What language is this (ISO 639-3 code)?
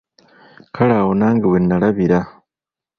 lug